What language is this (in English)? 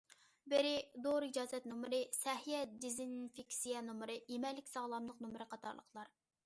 Uyghur